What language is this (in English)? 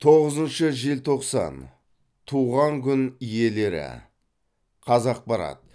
Kazakh